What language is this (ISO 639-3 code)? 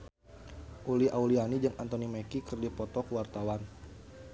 sun